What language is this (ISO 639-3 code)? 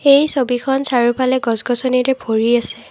asm